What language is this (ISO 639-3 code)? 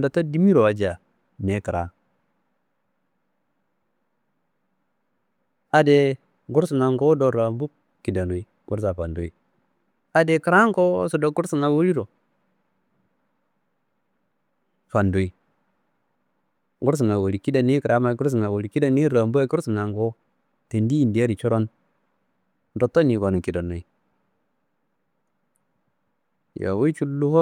kbl